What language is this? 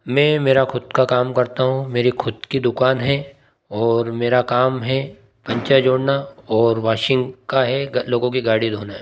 Hindi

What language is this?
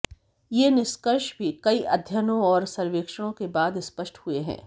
Hindi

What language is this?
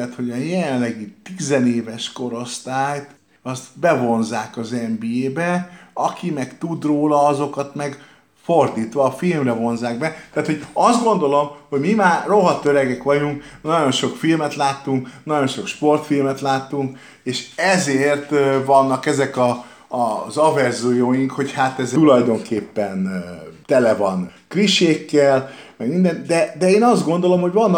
Hungarian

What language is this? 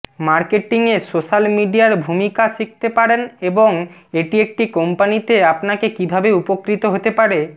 Bangla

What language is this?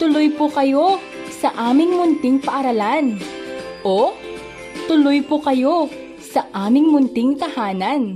Filipino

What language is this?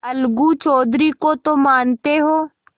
Hindi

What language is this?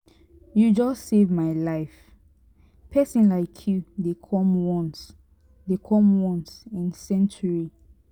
Nigerian Pidgin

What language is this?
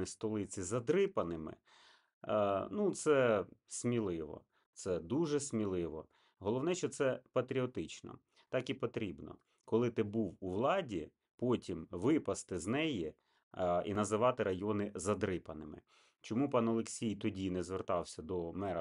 Ukrainian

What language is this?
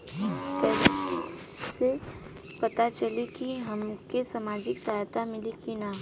Bhojpuri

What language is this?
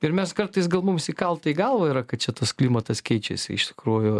Lithuanian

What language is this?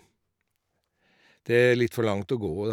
Norwegian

